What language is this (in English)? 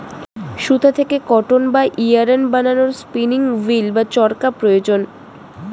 Bangla